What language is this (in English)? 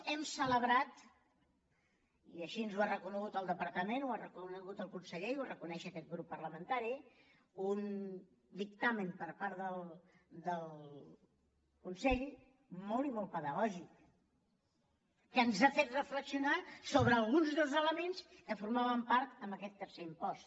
Catalan